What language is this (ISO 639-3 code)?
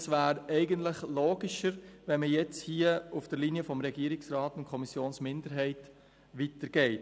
gsw